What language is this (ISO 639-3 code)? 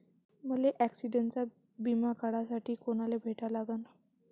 mar